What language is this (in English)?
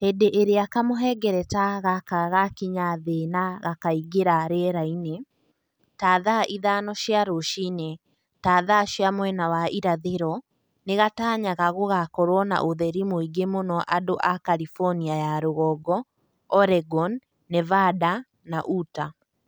Kikuyu